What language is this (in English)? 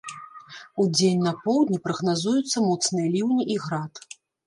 Belarusian